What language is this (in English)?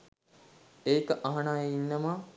Sinhala